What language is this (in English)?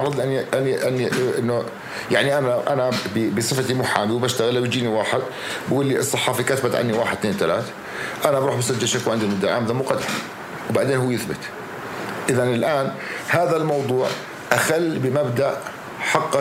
Arabic